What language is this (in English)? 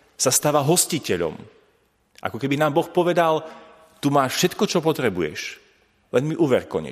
Slovak